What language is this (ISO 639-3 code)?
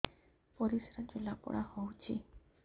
ori